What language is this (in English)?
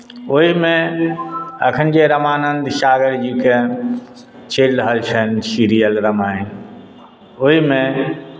Maithili